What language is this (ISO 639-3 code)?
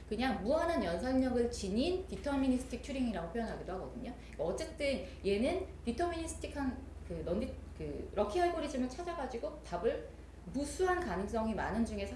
kor